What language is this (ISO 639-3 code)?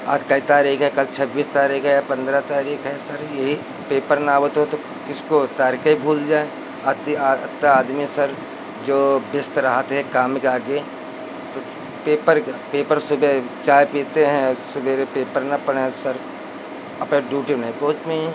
hin